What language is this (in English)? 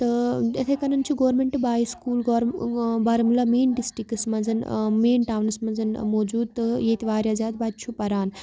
Kashmiri